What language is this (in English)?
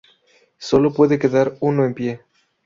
Spanish